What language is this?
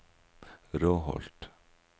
Norwegian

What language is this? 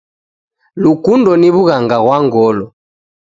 Taita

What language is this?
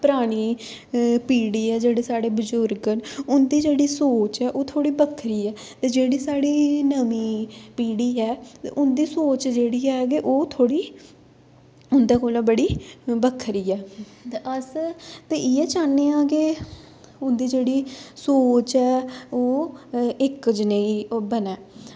Dogri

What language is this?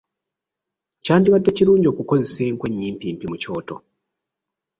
Ganda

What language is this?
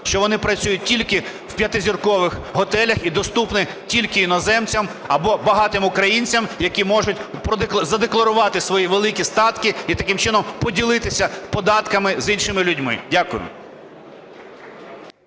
Ukrainian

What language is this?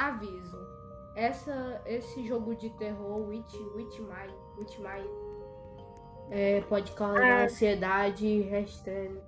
Portuguese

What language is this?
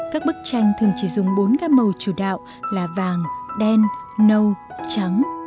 Vietnamese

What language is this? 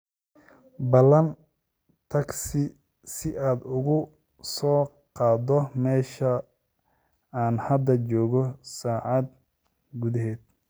Somali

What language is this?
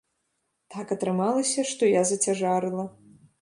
Belarusian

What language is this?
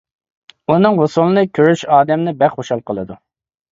Uyghur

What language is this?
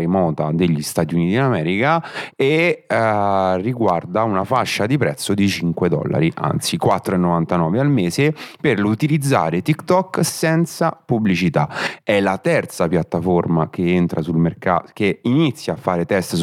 Italian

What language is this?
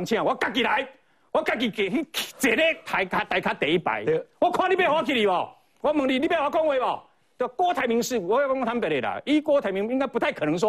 Chinese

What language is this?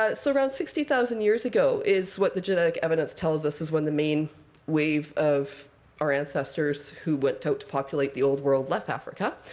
English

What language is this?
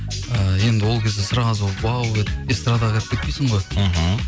Kazakh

